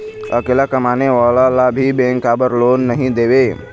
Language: Chhattisgarhi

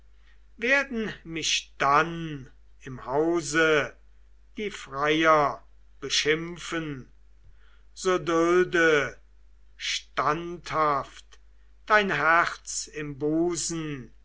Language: German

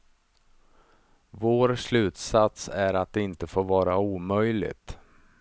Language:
Swedish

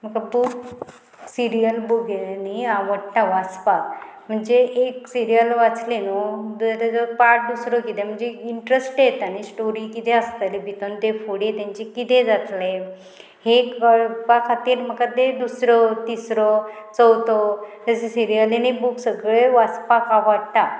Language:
Konkani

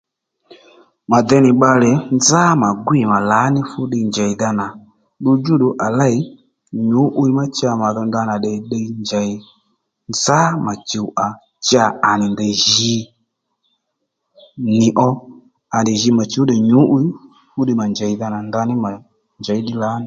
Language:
Lendu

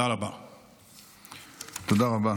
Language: Hebrew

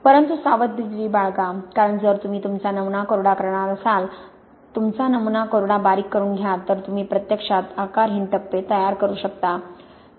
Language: Marathi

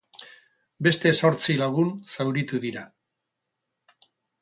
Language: Basque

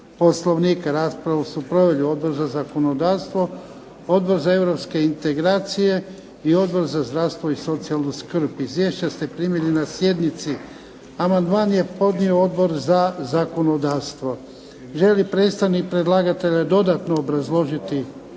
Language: Croatian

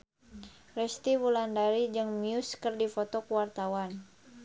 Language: Sundanese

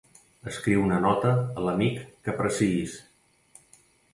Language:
Catalan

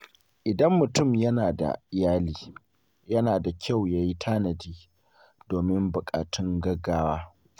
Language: Hausa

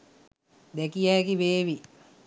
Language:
Sinhala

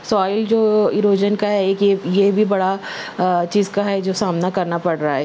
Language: Urdu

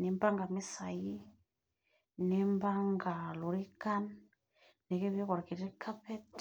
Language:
Masai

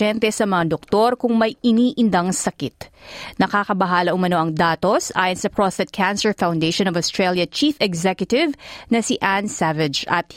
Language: Filipino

